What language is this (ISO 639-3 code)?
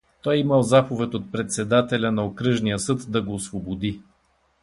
bul